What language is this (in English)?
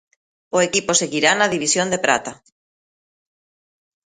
Galician